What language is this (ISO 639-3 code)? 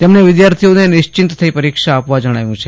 guj